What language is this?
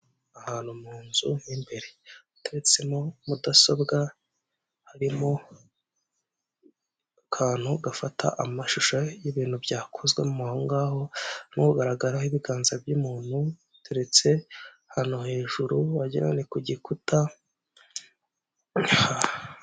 Kinyarwanda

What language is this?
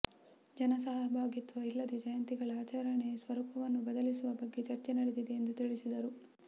Kannada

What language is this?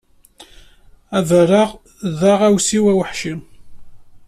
Kabyle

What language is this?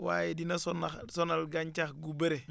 Wolof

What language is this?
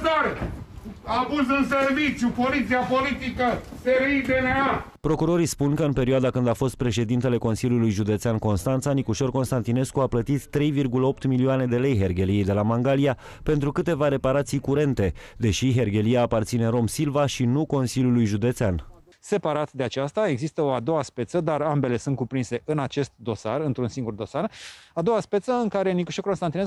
Romanian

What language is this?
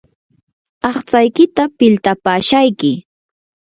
Yanahuanca Pasco Quechua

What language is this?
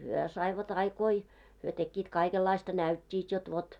Finnish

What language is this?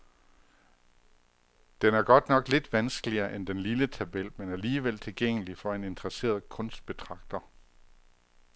Danish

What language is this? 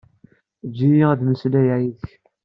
Kabyle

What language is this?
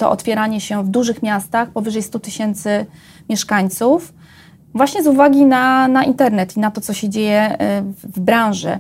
Polish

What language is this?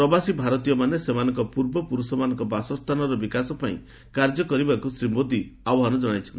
Odia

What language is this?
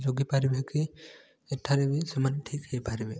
Odia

